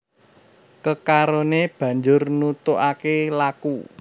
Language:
Javanese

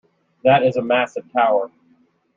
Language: English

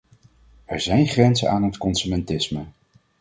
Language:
Dutch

